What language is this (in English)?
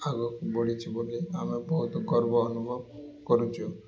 Odia